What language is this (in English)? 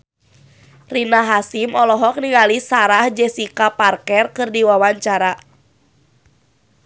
Sundanese